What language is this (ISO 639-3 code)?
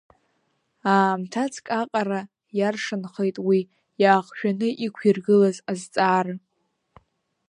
abk